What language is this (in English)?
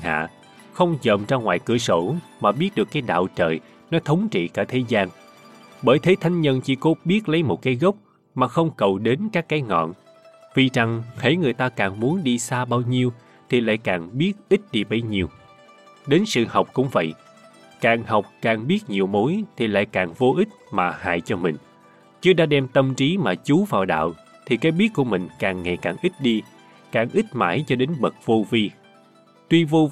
Vietnamese